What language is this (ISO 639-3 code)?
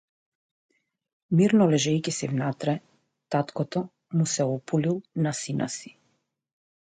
mkd